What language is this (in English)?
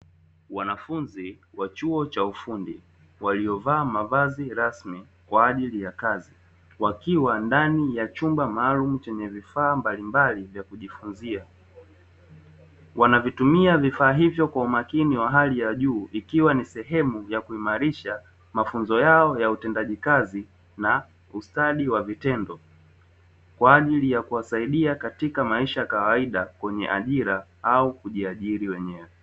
Swahili